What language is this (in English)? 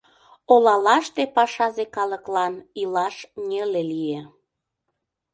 Mari